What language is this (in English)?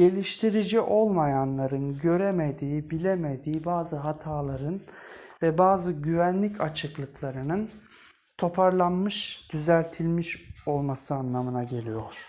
Turkish